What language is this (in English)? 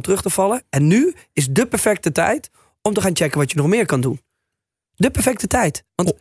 Dutch